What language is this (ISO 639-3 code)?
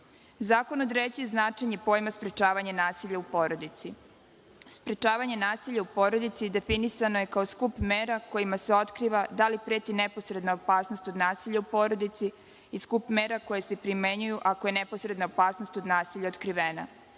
srp